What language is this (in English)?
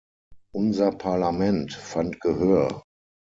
German